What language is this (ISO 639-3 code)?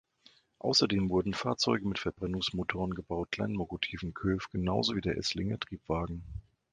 deu